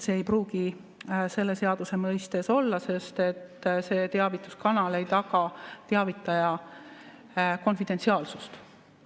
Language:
Estonian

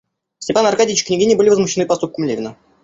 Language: Russian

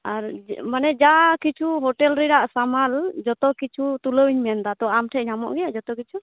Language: Santali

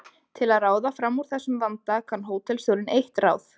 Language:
Icelandic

